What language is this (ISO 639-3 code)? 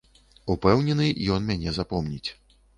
bel